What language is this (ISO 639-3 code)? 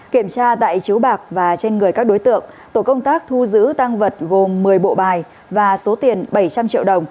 vie